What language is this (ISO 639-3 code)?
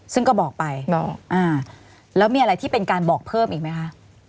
tha